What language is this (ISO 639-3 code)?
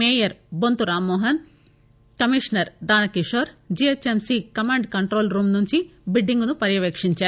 tel